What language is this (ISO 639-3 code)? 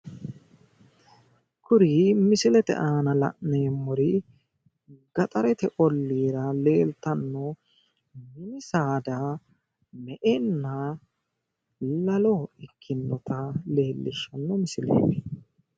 sid